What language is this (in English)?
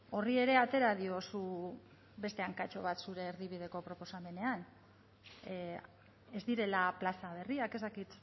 Basque